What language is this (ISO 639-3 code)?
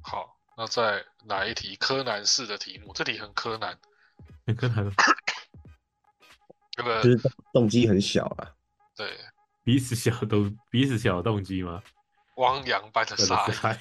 zho